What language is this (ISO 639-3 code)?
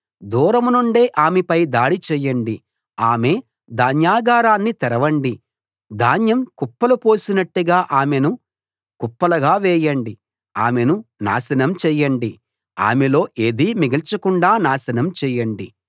tel